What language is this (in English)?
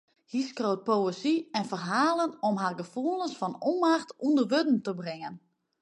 Western Frisian